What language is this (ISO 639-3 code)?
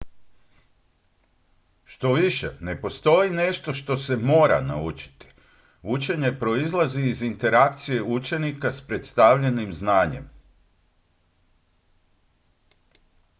hrv